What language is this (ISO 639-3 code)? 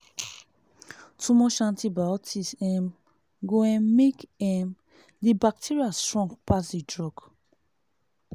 pcm